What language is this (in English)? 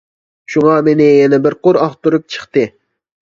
Uyghur